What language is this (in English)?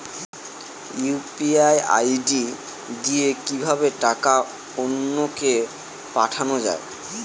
Bangla